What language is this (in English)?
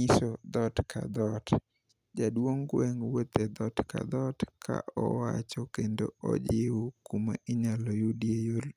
Luo (Kenya and Tanzania)